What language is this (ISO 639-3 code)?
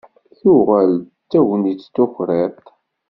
kab